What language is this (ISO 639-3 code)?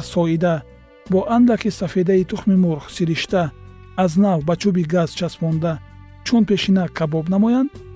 fas